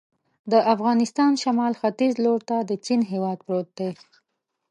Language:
Pashto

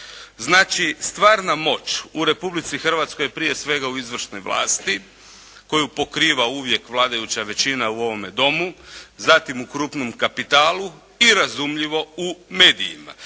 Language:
Croatian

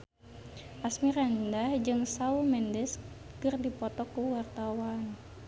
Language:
Sundanese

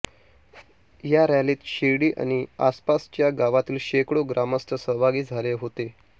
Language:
Marathi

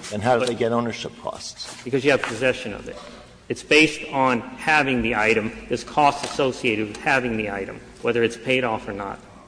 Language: English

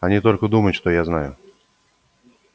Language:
Russian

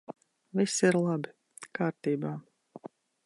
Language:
Latvian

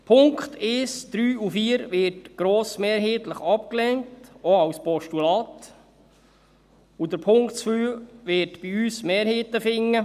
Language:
Swiss German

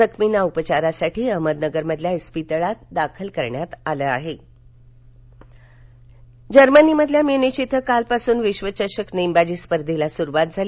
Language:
Marathi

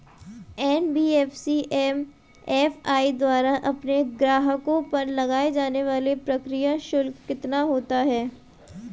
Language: Hindi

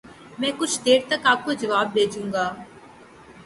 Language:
Urdu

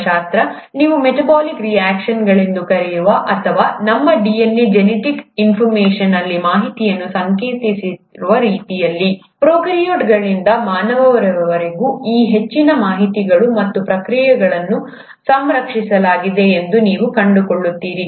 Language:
Kannada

